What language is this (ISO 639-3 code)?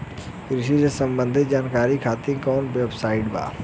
bho